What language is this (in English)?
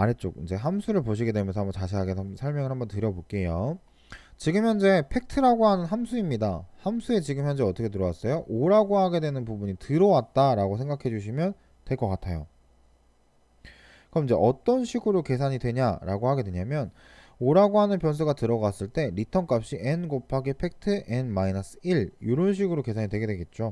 Korean